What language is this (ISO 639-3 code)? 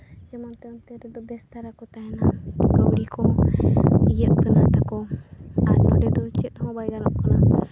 sat